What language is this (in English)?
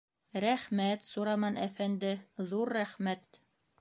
Bashkir